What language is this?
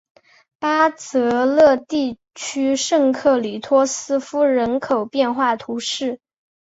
Chinese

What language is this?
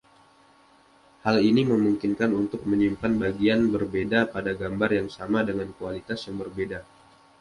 Indonesian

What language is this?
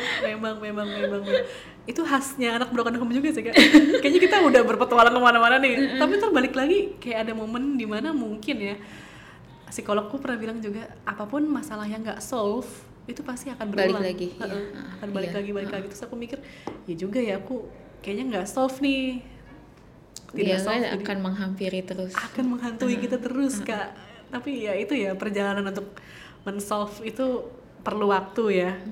Indonesian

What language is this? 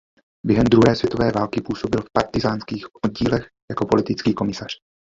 Czech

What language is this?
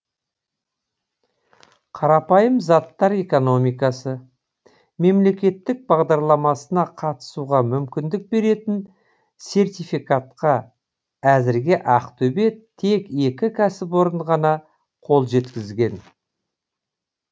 Kazakh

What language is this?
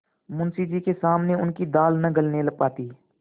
Hindi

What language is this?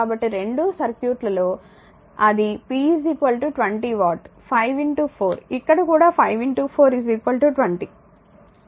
Telugu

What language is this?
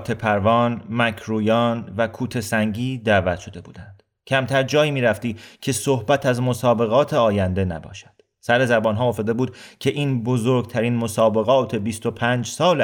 Persian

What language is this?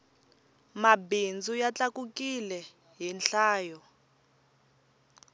Tsonga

